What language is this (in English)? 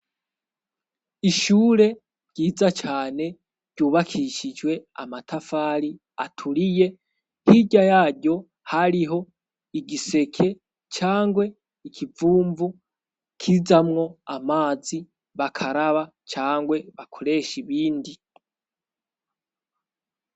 Rundi